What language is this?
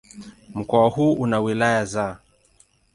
Swahili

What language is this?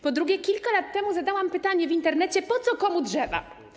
Polish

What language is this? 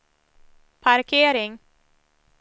Swedish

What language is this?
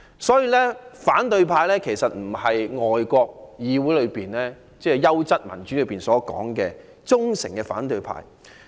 Cantonese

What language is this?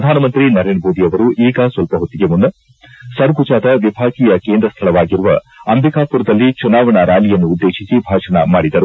Kannada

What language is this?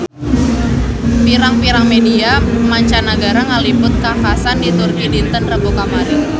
Sundanese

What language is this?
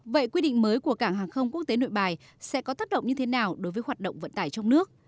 Vietnamese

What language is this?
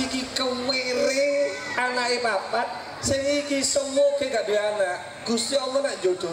Indonesian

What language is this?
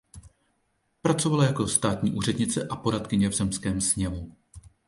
Czech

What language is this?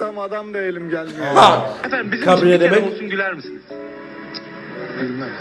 Turkish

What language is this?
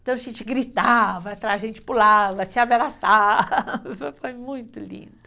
Portuguese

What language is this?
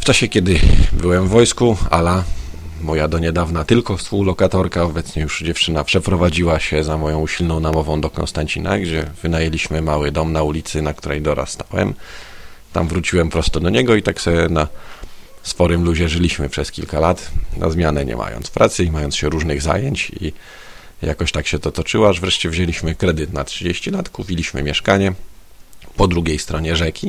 Polish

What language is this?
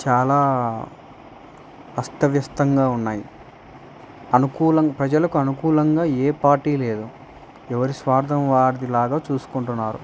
Telugu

